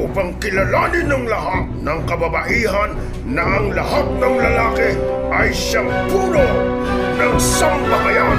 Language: Filipino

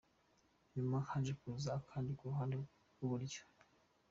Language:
Kinyarwanda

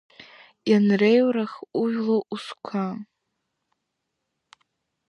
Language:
Abkhazian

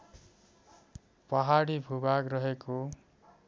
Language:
Nepali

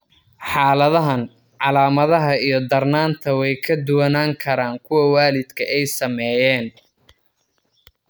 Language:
Somali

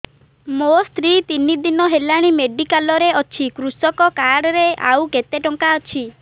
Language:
Odia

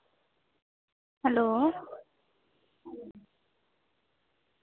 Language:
Dogri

